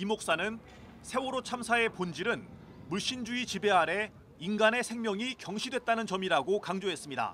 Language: Korean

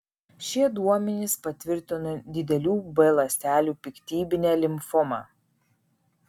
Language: Lithuanian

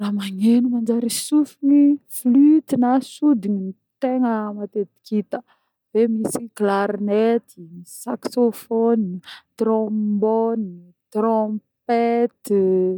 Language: Northern Betsimisaraka Malagasy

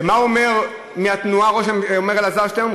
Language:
Hebrew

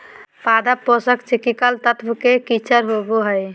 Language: Magahi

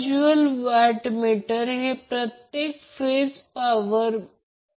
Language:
Marathi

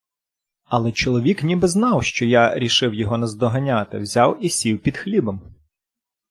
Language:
Ukrainian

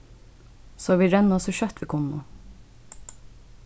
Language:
Faroese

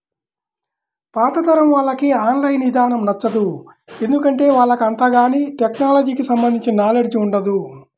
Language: Telugu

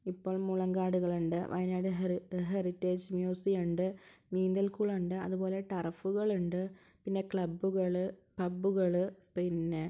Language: Malayalam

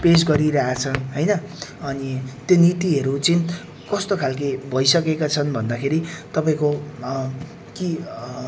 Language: Nepali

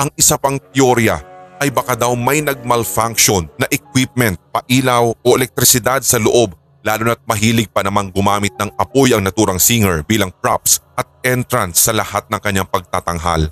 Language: Filipino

